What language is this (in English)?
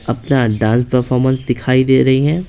Hindi